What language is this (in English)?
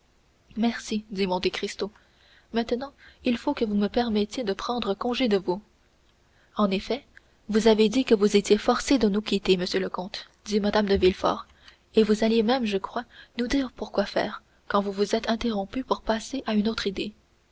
French